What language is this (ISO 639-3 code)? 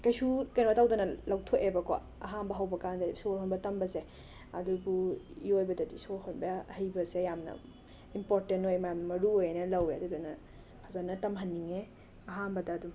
mni